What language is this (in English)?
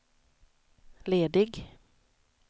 Swedish